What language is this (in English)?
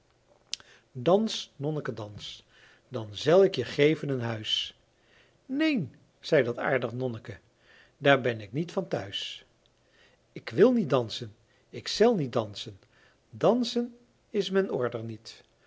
Dutch